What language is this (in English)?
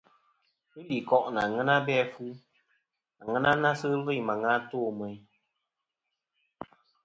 Kom